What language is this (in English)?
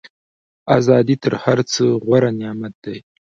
Pashto